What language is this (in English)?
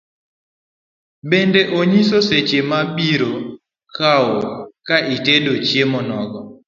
Luo (Kenya and Tanzania)